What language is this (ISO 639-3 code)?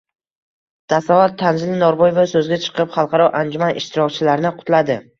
uzb